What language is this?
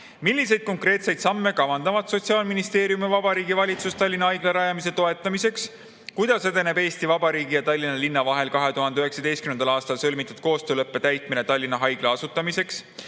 Estonian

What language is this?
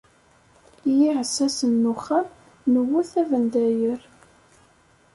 Kabyle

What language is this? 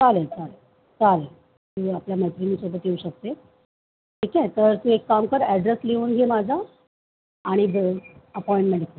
Marathi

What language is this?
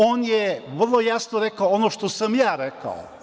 Serbian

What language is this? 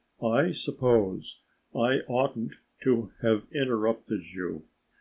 English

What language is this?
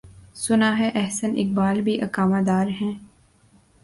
Urdu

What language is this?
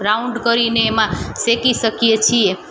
Gujarati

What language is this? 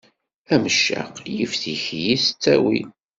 Kabyle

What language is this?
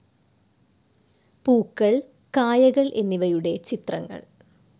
Malayalam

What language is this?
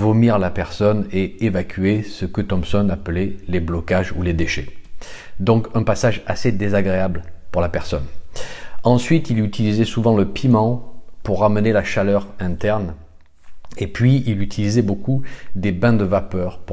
French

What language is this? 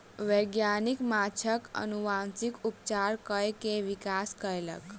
Maithili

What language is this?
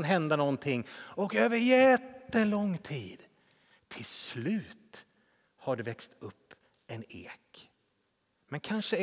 Swedish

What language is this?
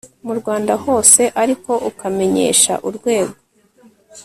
Kinyarwanda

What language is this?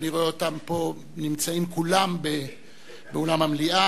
Hebrew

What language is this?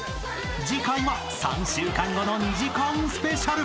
Japanese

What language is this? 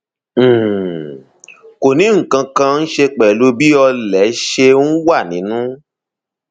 Yoruba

